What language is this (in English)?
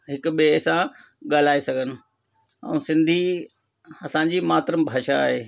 Sindhi